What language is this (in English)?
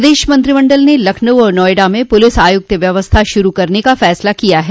Hindi